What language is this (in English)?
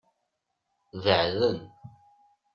Kabyle